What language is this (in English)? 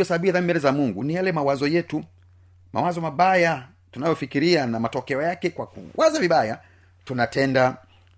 Swahili